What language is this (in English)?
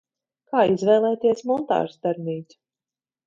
Latvian